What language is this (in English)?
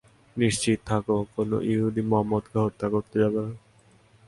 Bangla